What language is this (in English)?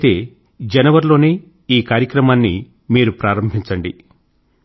Telugu